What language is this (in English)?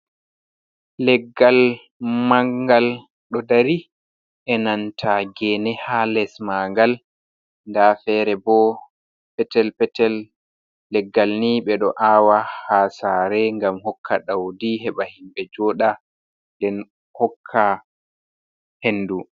Fula